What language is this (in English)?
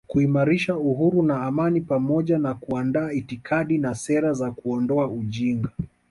Swahili